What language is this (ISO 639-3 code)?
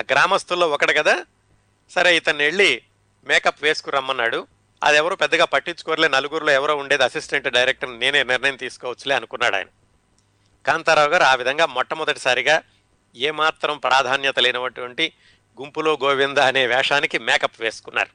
tel